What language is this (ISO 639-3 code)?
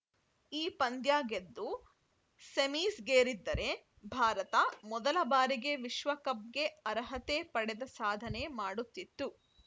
kan